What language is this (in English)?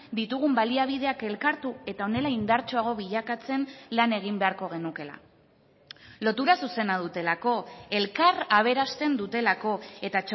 Basque